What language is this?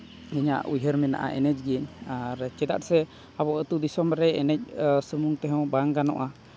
Santali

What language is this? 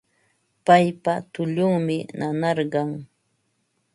Ambo-Pasco Quechua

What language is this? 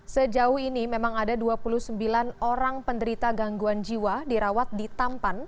Indonesian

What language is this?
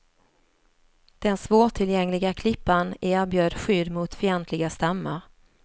Swedish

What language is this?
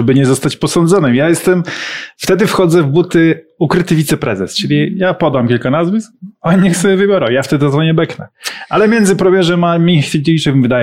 Polish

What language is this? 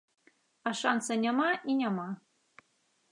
Belarusian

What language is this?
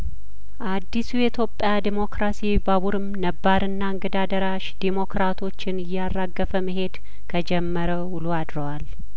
Amharic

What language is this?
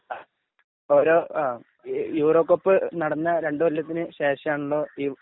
Malayalam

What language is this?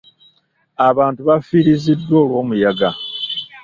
Ganda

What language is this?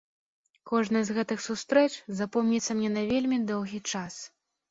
Belarusian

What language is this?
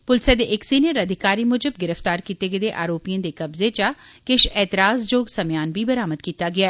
Dogri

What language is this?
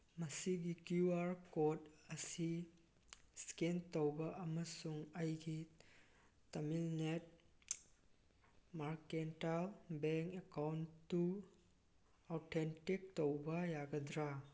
Manipuri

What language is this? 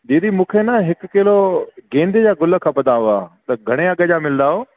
Sindhi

